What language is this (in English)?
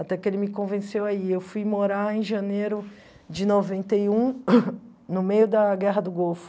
Portuguese